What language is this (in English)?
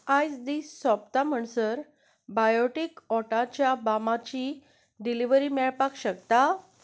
Konkani